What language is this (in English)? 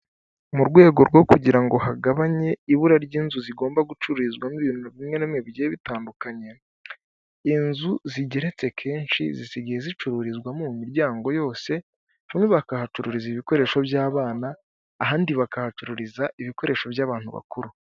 Kinyarwanda